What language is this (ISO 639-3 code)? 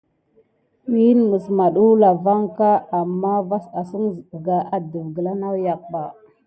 gid